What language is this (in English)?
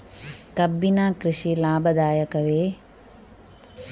Kannada